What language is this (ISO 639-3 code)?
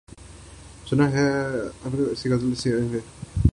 urd